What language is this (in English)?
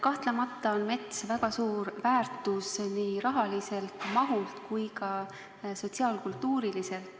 Estonian